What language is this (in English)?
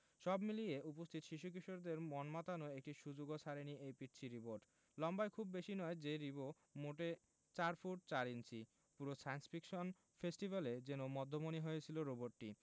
Bangla